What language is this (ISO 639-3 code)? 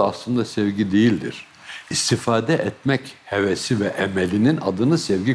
tur